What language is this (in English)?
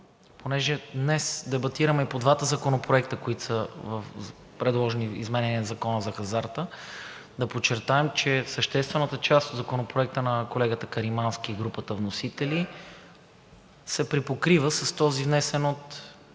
Bulgarian